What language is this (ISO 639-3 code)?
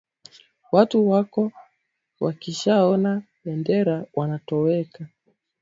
swa